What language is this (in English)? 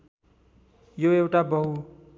Nepali